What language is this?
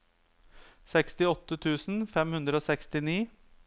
Norwegian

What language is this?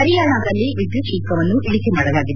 Kannada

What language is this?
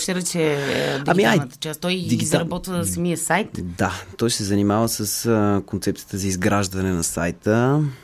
Bulgarian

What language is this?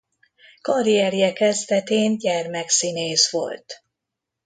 Hungarian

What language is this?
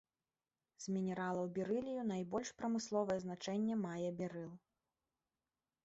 Belarusian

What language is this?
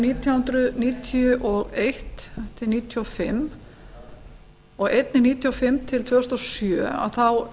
Icelandic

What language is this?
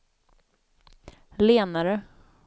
Swedish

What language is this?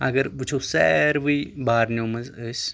Kashmiri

